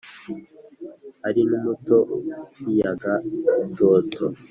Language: Kinyarwanda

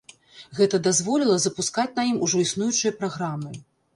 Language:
Belarusian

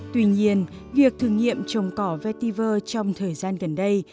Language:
Vietnamese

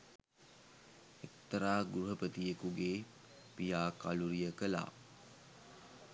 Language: Sinhala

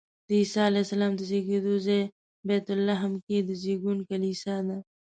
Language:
Pashto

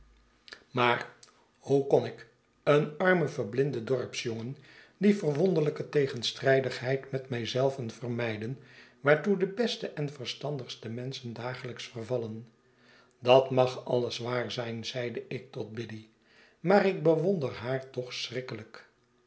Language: Dutch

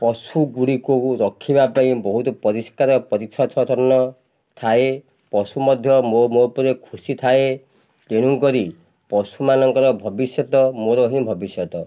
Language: Odia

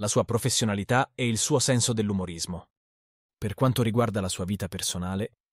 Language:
Italian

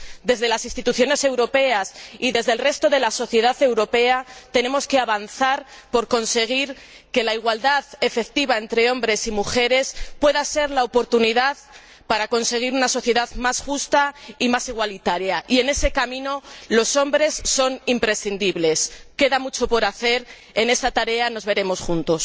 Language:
Spanish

